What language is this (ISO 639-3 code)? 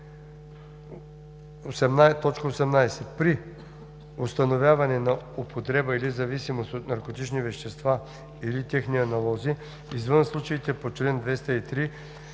bul